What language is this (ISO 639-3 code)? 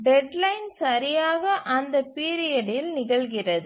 tam